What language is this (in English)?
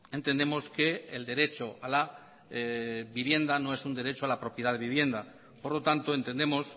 Spanish